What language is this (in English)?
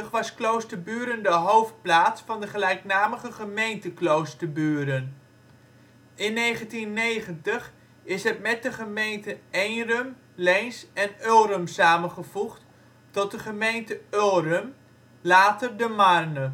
Dutch